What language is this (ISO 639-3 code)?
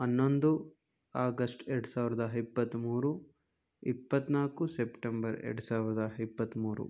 kan